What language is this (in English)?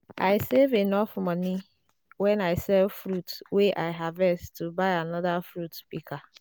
Nigerian Pidgin